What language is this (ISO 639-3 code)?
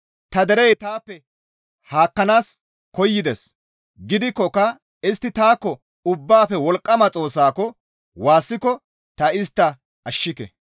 gmv